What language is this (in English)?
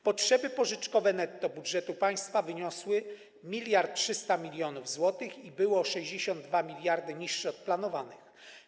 Polish